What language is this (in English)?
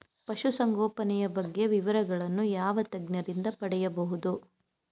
Kannada